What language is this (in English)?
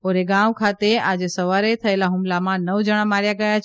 Gujarati